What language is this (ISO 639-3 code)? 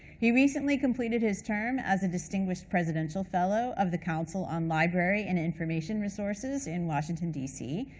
eng